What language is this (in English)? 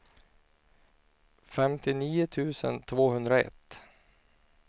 Swedish